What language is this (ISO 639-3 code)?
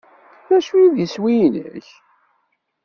kab